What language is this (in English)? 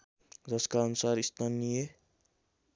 Nepali